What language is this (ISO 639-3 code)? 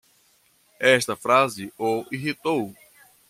por